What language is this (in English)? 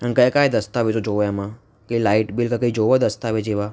Gujarati